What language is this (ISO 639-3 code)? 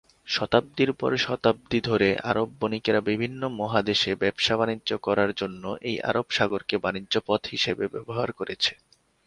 ben